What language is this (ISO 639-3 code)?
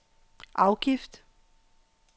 dan